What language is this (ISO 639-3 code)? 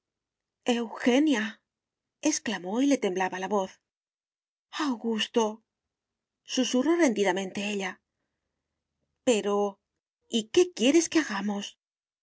spa